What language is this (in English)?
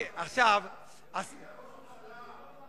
Hebrew